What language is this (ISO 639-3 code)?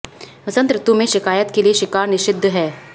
hin